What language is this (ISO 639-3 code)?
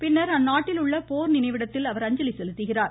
tam